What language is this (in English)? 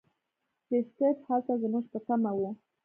Pashto